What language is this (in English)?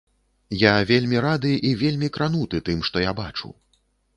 Belarusian